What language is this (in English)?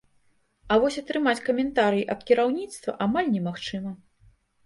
Belarusian